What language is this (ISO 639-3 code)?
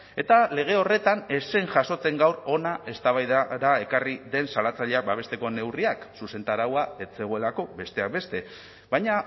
eus